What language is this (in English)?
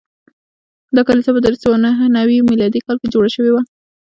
Pashto